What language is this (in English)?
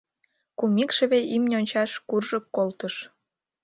Mari